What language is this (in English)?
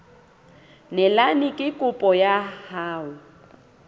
Southern Sotho